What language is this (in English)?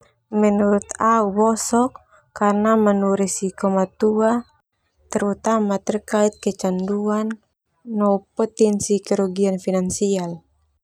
Termanu